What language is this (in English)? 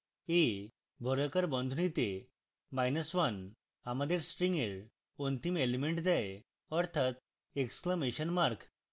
Bangla